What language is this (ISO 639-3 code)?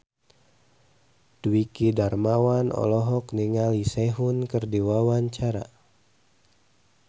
sun